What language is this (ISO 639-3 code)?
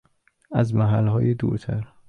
fas